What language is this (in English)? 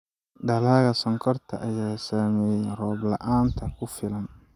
Somali